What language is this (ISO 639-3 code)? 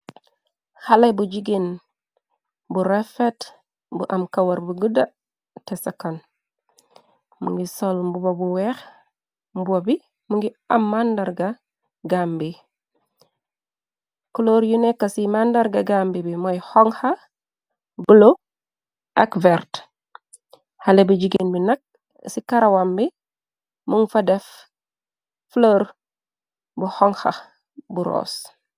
wol